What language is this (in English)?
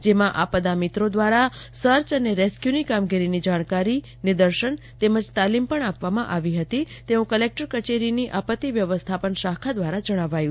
Gujarati